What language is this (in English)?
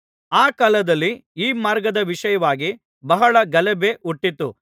Kannada